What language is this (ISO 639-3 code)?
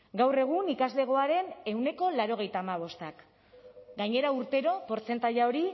eus